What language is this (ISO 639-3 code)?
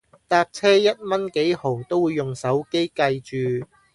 yue